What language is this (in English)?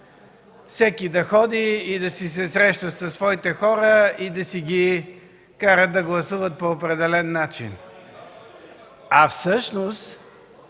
Bulgarian